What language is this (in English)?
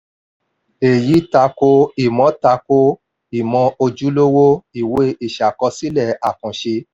Yoruba